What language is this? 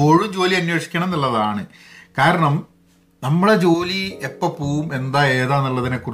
Malayalam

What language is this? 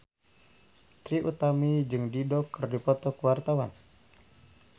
Sundanese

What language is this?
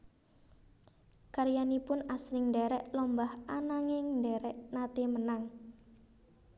Javanese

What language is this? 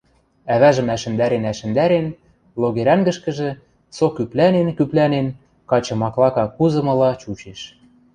Western Mari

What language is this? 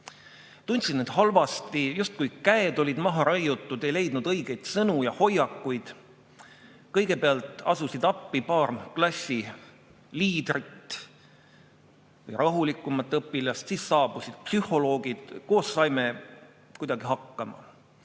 Estonian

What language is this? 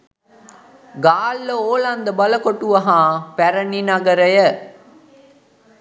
Sinhala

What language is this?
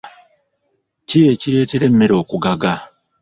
Ganda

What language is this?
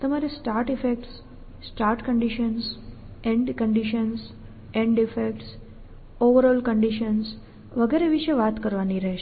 Gujarati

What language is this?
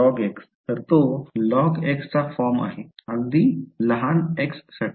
Marathi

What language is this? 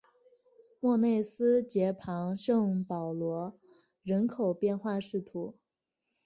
Chinese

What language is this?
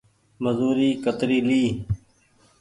Goaria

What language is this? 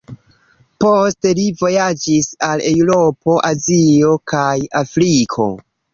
Esperanto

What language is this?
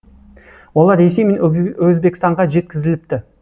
Kazakh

